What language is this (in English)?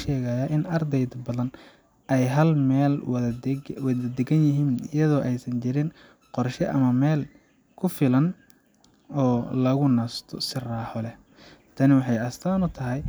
Somali